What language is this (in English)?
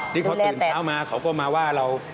Thai